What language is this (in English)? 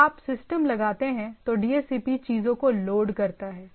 Hindi